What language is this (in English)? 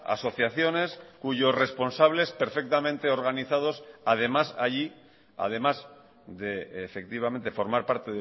Spanish